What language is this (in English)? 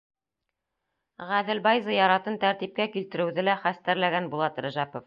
Bashkir